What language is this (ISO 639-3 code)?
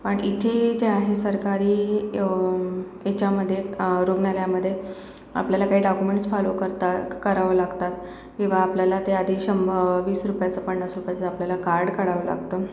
mar